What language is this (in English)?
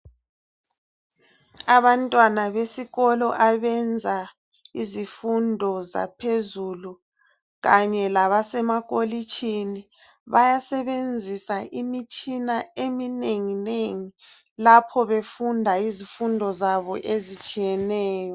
North Ndebele